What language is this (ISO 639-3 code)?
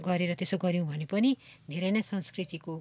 nep